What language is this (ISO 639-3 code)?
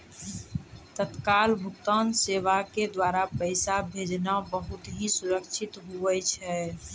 mai